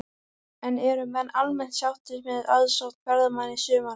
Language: Icelandic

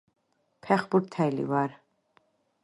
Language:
Georgian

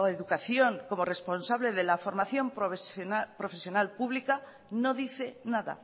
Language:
Spanish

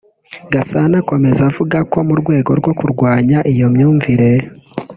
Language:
Kinyarwanda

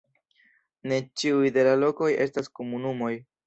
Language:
Esperanto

